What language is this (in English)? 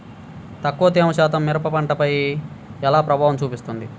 Telugu